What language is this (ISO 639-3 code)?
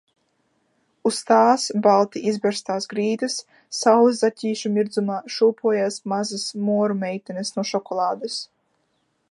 lav